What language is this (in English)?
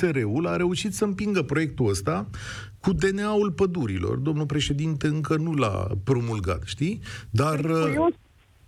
Romanian